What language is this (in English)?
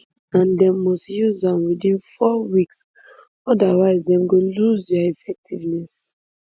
Nigerian Pidgin